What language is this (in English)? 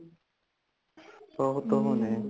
Punjabi